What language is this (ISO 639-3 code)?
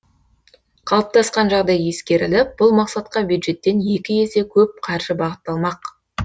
kaz